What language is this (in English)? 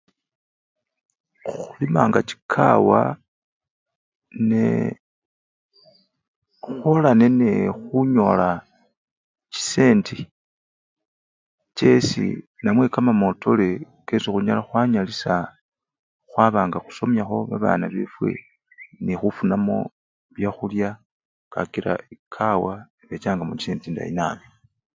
Luyia